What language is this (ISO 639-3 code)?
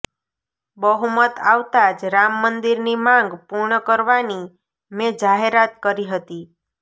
guj